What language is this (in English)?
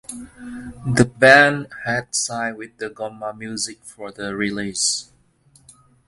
English